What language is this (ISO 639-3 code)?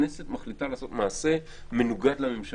heb